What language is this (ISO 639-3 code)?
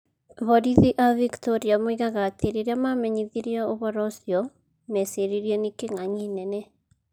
kik